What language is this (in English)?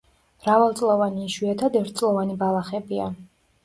Georgian